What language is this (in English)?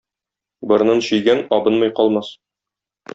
Tatar